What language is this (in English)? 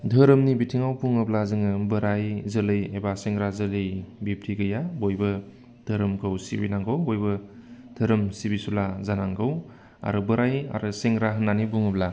Bodo